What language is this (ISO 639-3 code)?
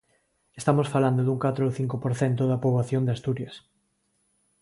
glg